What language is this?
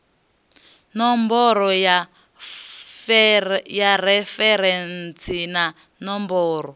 Venda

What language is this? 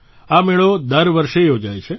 Gujarati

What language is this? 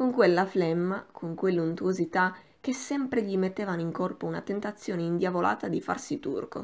Italian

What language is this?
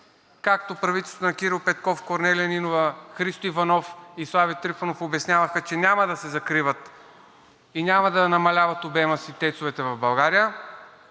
Bulgarian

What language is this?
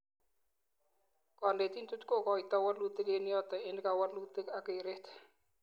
Kalenjin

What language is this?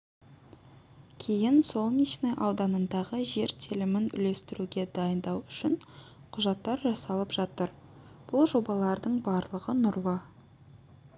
Kazakh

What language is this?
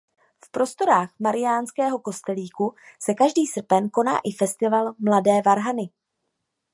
Czech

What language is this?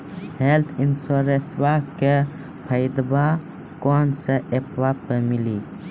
Maithili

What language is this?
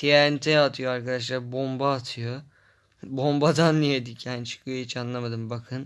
Turkish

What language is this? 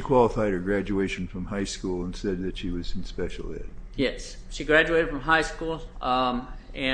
English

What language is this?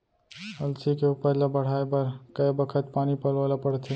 Chhattisgarhi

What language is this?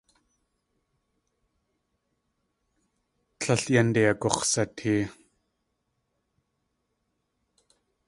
Tlingit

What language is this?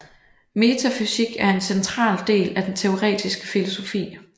Danish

